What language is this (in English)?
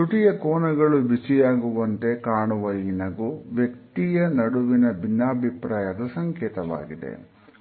Kannada